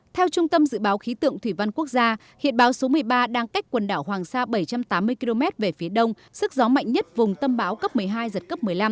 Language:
Vietnamese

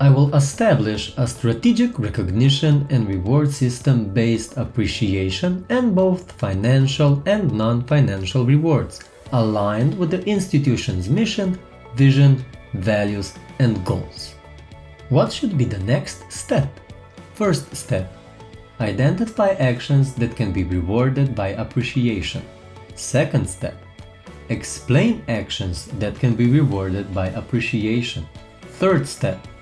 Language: English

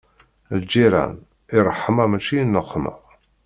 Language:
Kabyle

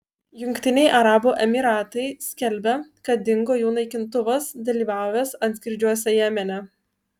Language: Lithuanian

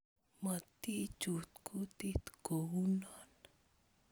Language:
Kalenjin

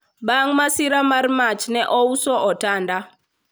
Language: Luo (Kenya and Tanzania)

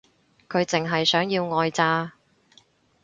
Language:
Cantonese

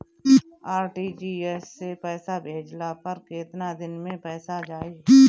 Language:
Bhojpuri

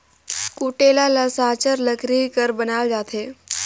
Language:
Chhattisgarhi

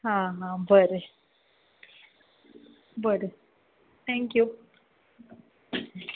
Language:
Konkani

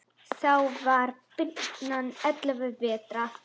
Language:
Icelandic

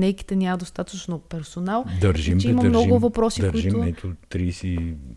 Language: Bulgarian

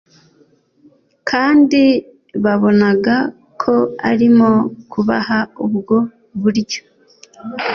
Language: Kinyarwanda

